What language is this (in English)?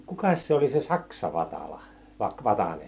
Finnish